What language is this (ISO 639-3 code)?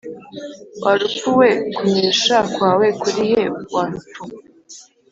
kin